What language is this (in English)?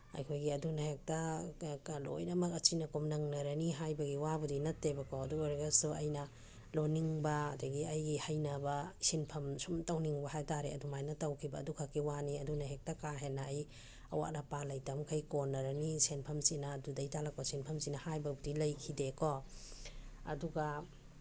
Manipuri